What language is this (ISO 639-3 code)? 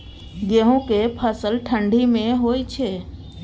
mai